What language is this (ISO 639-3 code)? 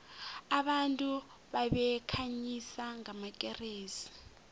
nbl